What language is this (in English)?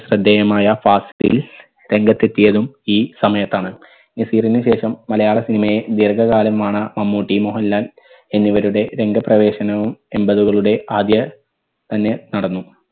Malayalam